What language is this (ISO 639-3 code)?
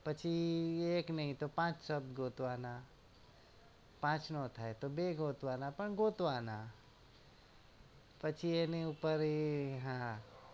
guj